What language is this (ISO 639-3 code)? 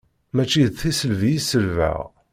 kab